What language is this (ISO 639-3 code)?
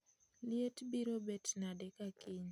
luo